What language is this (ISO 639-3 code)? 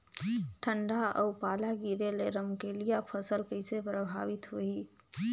hne